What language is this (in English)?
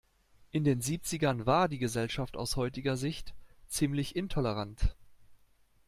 German